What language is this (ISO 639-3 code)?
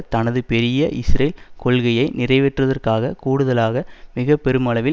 tam